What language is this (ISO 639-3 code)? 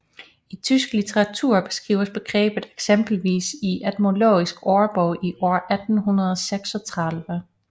dan